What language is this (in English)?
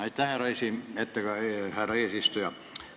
Estonian